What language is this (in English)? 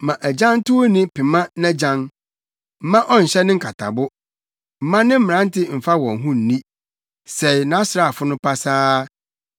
Akan